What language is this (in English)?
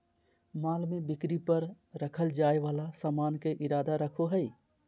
Magahi